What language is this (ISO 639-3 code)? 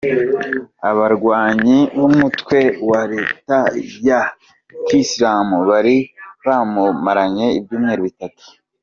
kin